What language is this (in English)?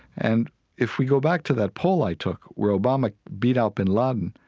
English